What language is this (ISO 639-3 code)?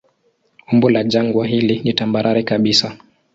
swa